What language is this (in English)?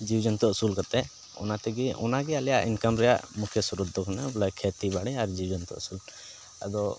Santali